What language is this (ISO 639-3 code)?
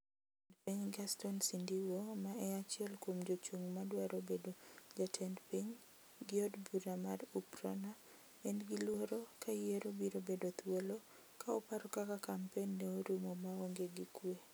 luo